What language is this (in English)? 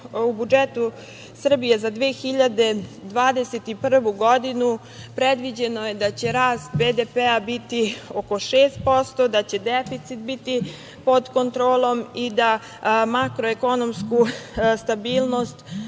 Serbian